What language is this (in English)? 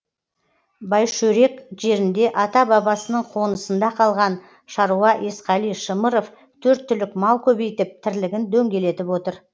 Kazakh